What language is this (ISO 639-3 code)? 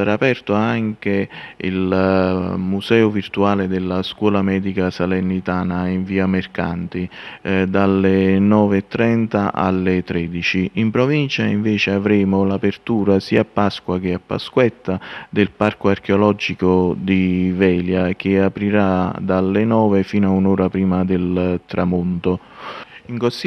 ita